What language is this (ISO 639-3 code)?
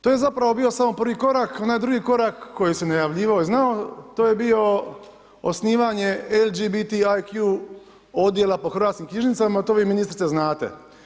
hrv